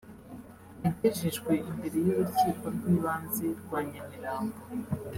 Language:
Kinyarwanda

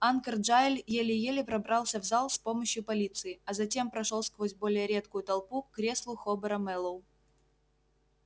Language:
Russian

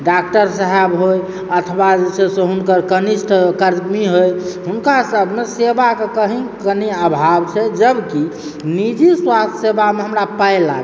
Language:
Maithili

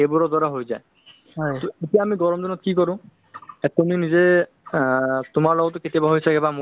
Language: Assamese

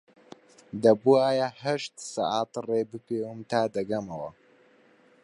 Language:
Central Kurdish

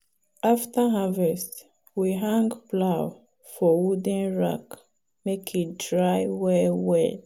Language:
Nigerian Pidgin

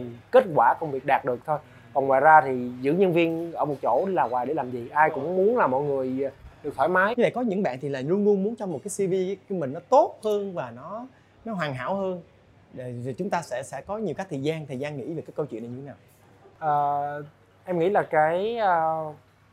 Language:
Vietnamese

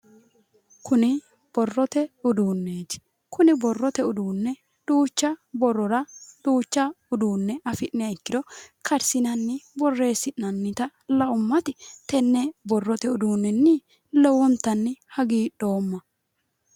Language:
Sidamo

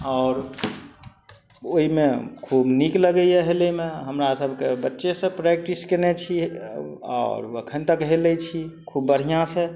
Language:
Maithili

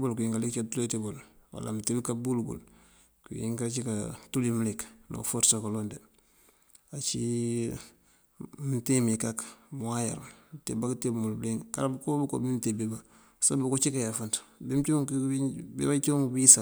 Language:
Mandjak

